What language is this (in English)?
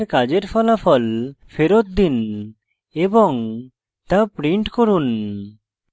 Bangla